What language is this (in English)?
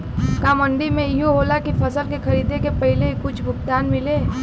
Bhojpuri